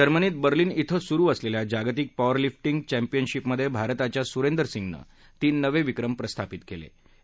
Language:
Marathi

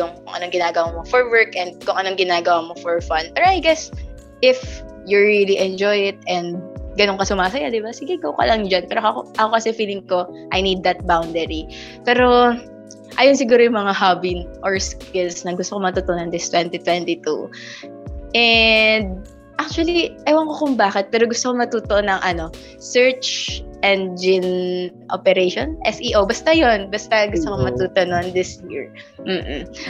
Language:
Filipino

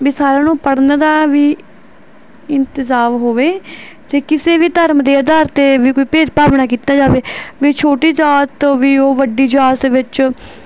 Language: Punjabi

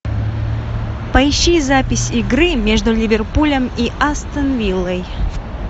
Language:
Russian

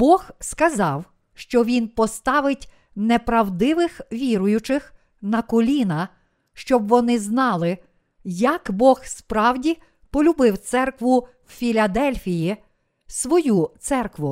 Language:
Ukrainian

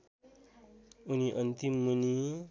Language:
Nepali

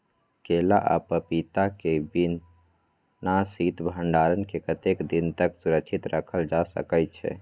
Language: Maithili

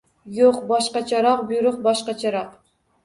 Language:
Uzbek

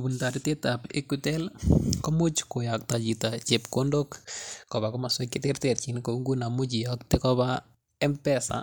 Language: Kalenjin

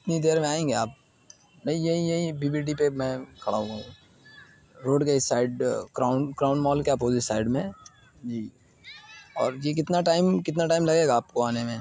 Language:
Urdu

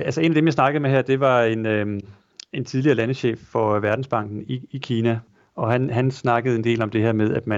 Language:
Danish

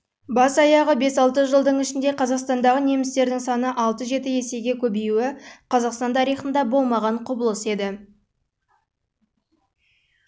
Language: Kazakh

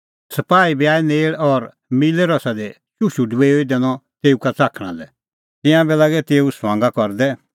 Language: Kullu Pahari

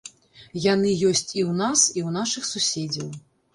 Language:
Belarusian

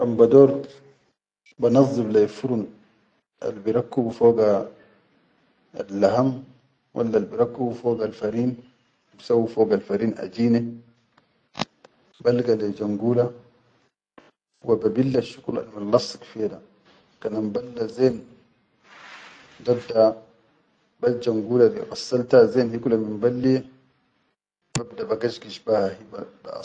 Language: Chadian Arabic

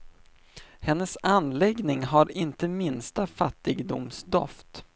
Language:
Swedish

